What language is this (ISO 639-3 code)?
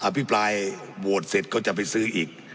tha